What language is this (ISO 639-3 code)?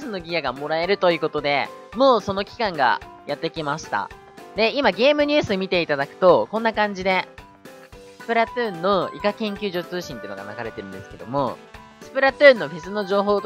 jpn